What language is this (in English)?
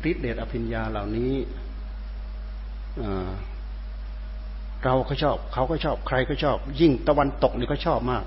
Thai